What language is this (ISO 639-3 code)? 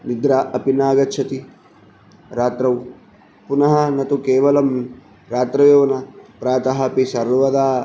san